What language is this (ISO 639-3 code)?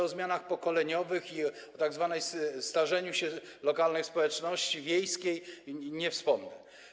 pol